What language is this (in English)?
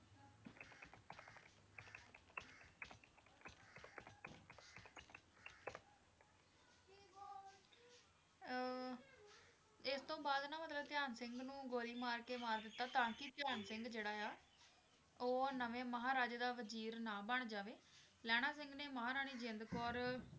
Punjabi